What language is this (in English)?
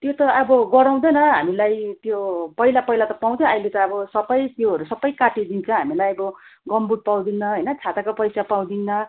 Nepali